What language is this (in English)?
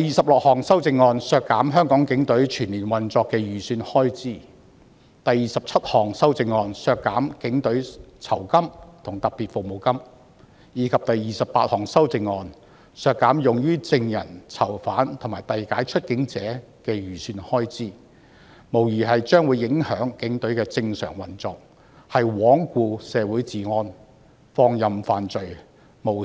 Cantonese